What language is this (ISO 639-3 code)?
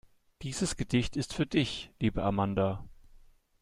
deu